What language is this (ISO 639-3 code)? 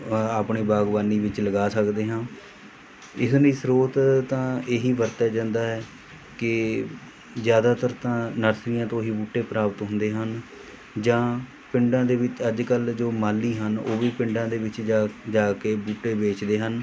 pan